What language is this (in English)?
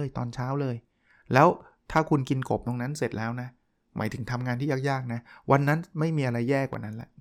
Thai